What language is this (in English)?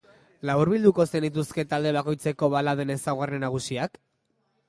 Basque